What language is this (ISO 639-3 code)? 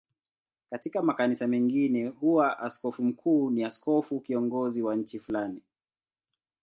swa